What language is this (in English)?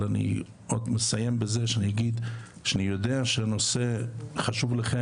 Hebrew